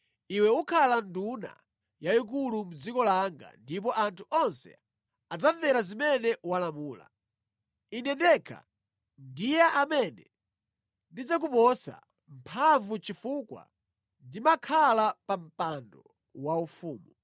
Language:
Nyanja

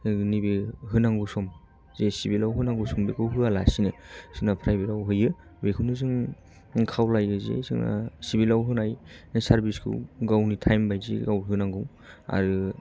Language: Bodo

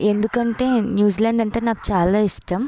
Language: Telugu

